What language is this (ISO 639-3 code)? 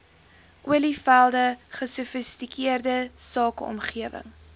afr